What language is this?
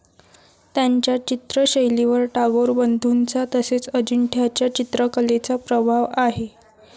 Marathi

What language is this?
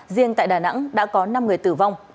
Vietnamese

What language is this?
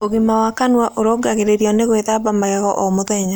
Kikuyu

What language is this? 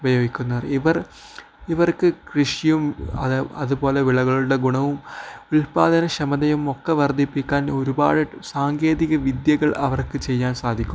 Malayalam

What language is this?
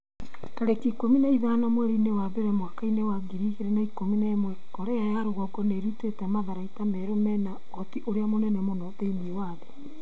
Kikuyu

